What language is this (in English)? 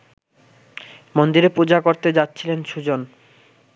Bangla